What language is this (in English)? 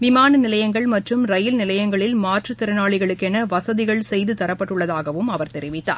Tamil